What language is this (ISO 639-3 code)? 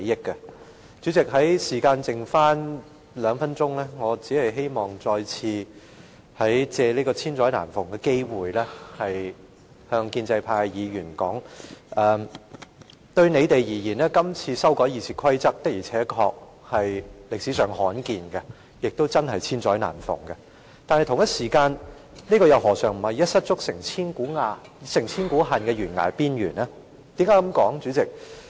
yue